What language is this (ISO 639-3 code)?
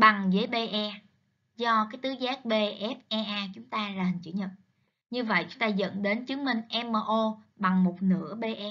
vie